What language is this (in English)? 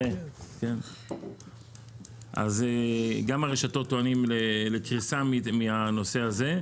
Hebrew